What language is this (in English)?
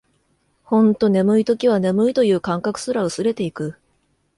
Japanese